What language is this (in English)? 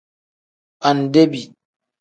Tem